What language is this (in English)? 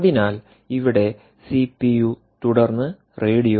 Malayalam